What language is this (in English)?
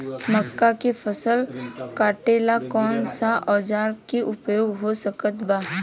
Bhojpuri